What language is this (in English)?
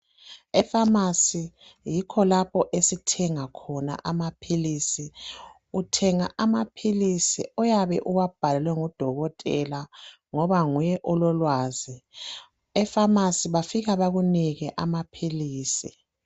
North Ndebele